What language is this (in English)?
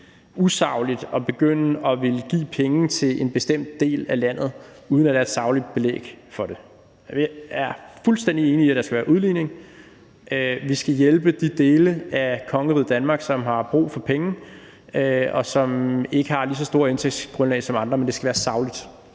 Danish